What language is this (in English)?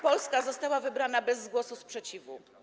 Polish